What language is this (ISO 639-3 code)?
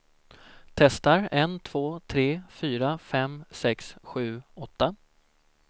swe